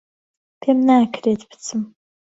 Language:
Central Kurdish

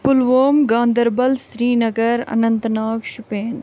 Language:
Kashmiri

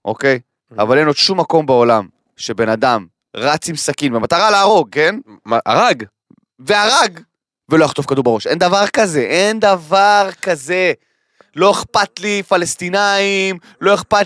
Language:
Hebrew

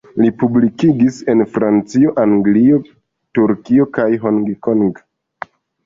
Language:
Esperanto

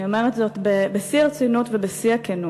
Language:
Hebrew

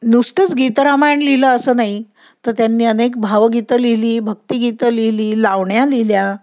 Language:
Marathi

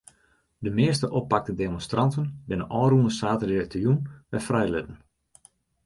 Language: Western Frisian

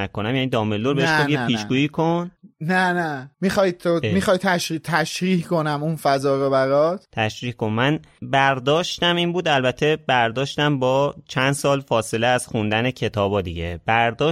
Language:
Persian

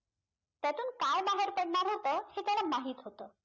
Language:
Marathi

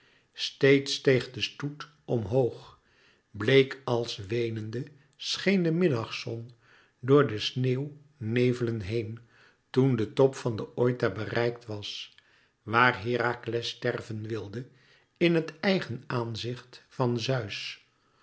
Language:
Dutch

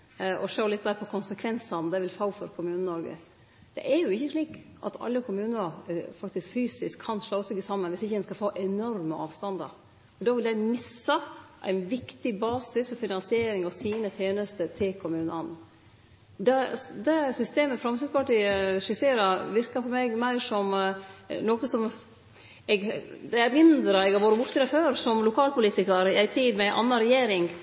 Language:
Norwegian Nynorsk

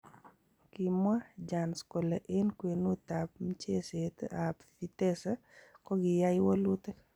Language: Kalenjin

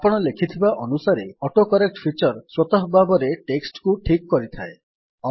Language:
Odia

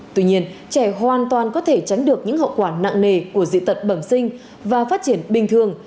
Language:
Vietnamese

